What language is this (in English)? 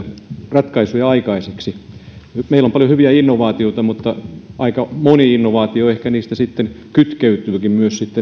Finnish